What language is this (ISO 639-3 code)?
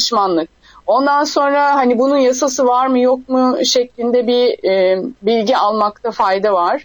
tur